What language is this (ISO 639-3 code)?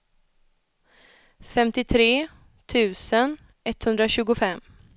swe